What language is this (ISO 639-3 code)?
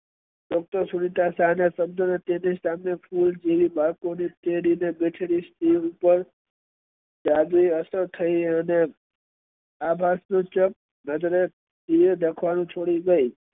guj